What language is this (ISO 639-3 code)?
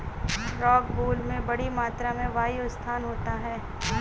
hin